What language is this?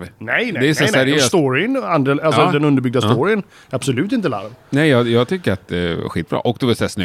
Swedish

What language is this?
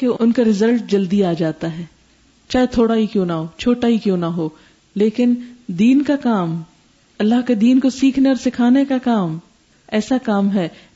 Urdu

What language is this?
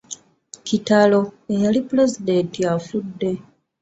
Ganda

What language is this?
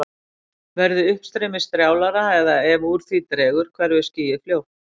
Icelandic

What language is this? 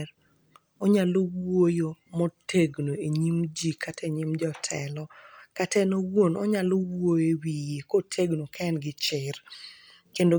Luo (Kenya and Tanzania)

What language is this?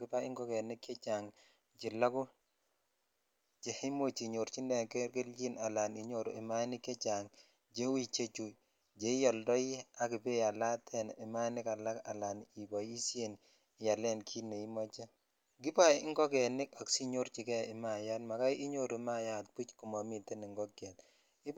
Kalenjin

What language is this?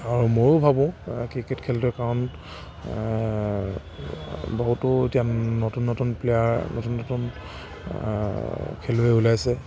Assamese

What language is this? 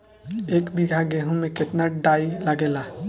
Bhojpuri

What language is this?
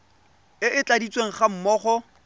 Tswana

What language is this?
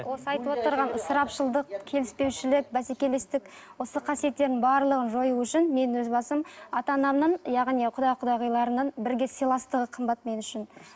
Kazakh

